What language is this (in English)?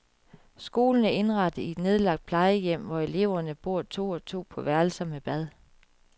Danish